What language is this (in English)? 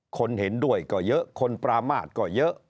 Thai